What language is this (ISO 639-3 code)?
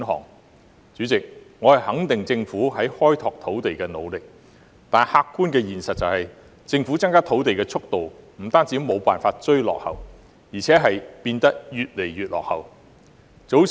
yue